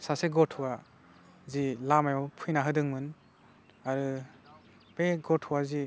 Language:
Bodo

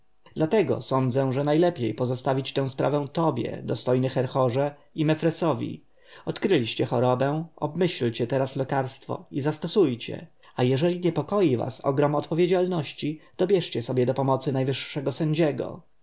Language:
Polish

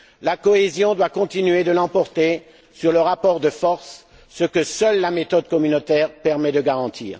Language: French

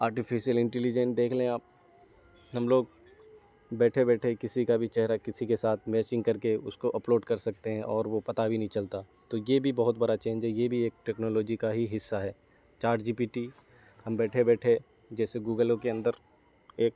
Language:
Urdu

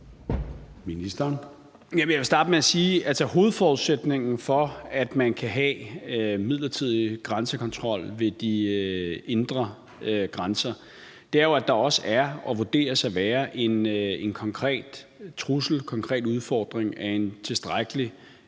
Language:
Danish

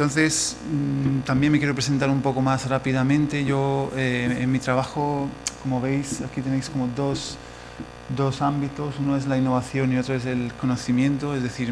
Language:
Spanish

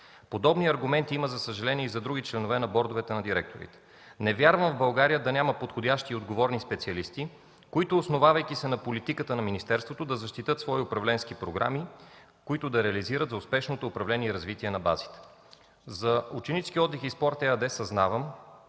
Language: Bulgarian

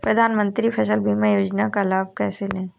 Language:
Hindi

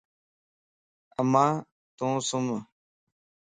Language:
Lasi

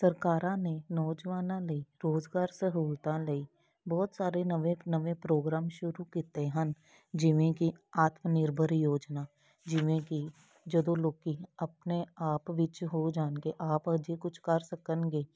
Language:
Punjabi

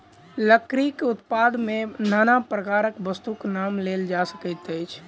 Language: Maithili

